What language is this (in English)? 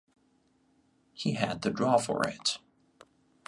English